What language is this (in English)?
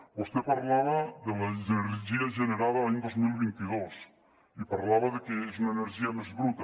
Catalan